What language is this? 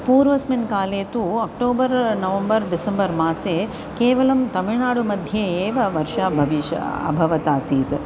Sanskrit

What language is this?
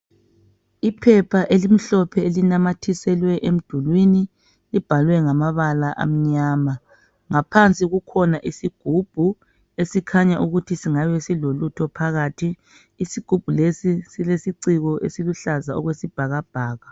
North Ndebele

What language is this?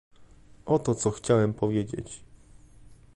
Polish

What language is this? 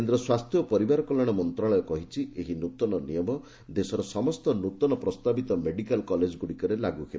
Odia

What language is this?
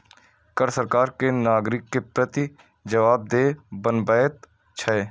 Maithili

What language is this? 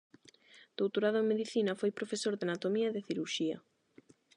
Galician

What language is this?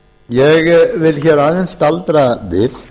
Icelandic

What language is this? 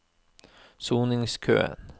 Norwegian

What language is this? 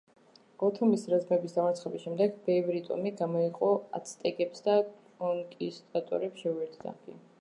Georgian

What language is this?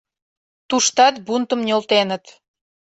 Mari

